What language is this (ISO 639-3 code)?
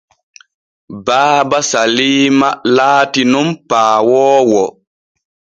fue